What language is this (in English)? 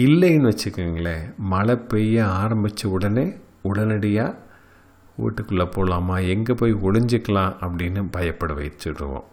Tamil